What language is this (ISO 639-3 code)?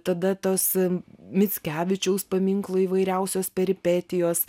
lit